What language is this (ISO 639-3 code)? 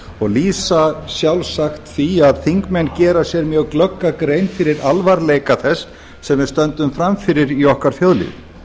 isl